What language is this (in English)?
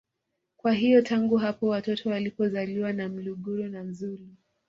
Swahili